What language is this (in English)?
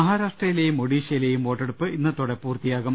Malayalam